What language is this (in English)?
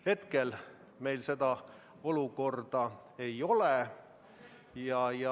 Estonian